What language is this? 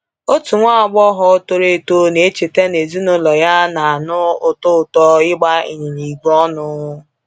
Igbo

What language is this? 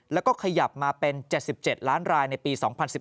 Thai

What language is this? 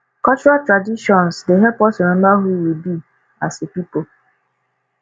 Nigerian Pidgin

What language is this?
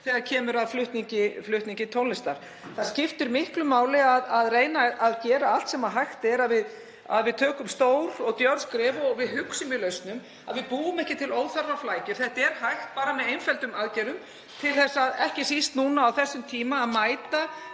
Icelandic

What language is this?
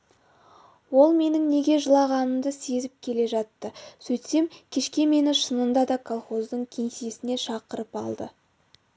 Kazakh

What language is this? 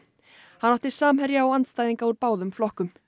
Icelandic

